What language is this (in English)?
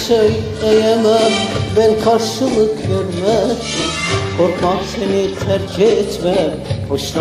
Turkish